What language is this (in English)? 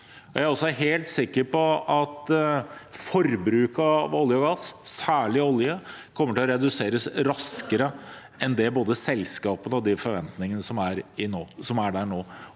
Norwegian